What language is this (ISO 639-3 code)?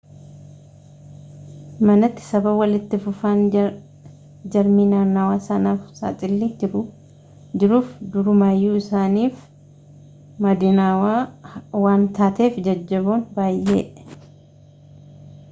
orm